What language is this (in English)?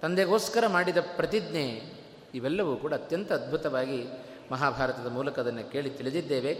Kannada